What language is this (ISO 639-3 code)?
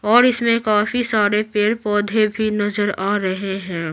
hin